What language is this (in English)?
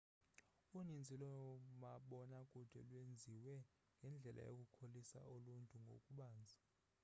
Xhosa